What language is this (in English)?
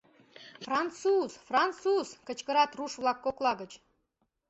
Mari